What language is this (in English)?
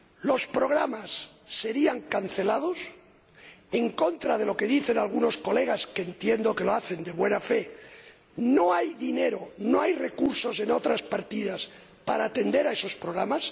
Spanish